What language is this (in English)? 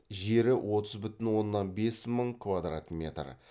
Kazakh